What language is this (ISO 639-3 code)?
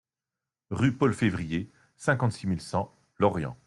fra